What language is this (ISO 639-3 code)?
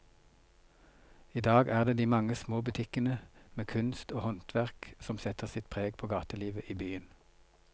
nor